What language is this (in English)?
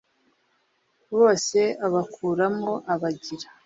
Kinyarwanda